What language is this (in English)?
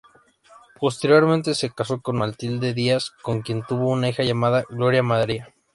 Spanish